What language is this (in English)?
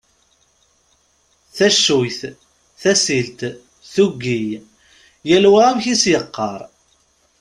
Kabyle